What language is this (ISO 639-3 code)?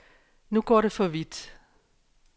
dan